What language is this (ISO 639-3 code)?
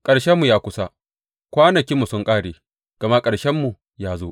hau